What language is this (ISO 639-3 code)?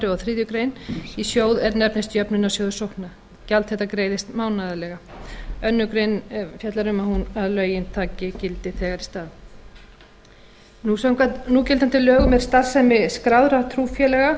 isl